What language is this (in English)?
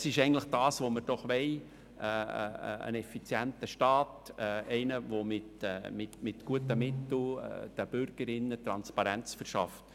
Swiss German